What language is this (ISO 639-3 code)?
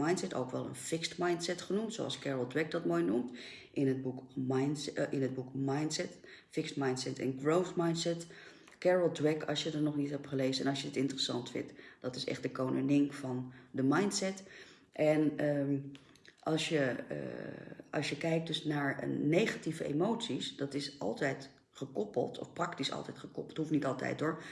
nld